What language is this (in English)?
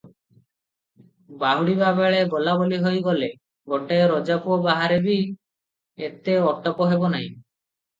Odia